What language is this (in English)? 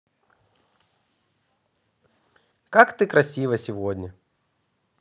Russian